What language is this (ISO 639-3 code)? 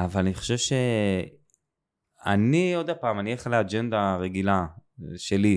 heb